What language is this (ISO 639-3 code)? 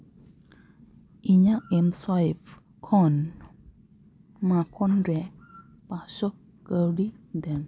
sat